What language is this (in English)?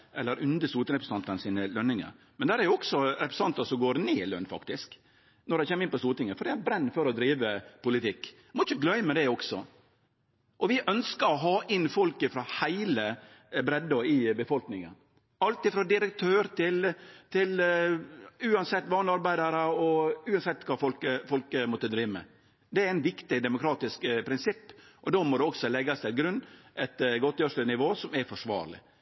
Norwegian Nynorsk